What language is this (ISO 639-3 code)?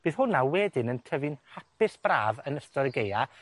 cym